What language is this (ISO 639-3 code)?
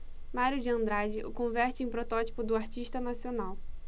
por